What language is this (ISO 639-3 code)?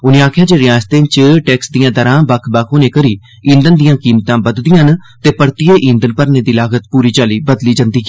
doi